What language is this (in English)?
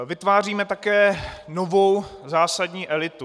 Czech